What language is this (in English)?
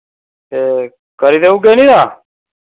Dogri